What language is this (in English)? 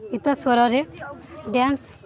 Odia